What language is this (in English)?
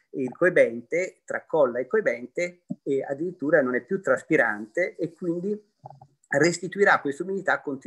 Italian